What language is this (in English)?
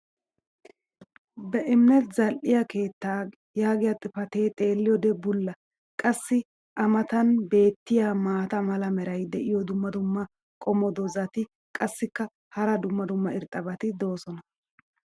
Wolaytta